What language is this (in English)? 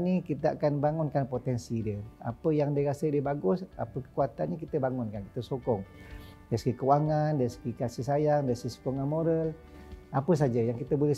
Malay